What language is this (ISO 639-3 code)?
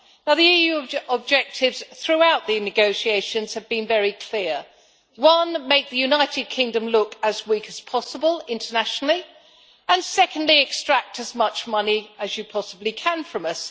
eng